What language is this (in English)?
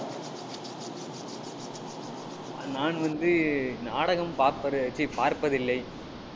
Tamil